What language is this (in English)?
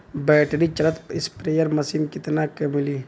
Bhojpuri